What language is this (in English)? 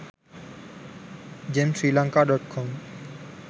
Sinhala